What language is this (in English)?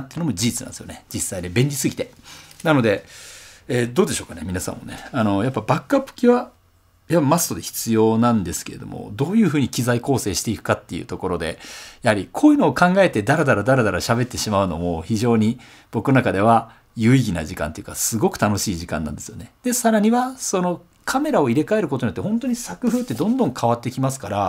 Japanese